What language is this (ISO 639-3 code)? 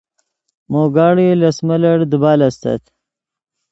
ydg